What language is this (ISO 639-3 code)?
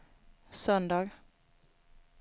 swe